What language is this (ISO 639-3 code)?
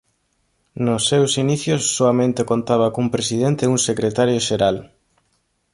glg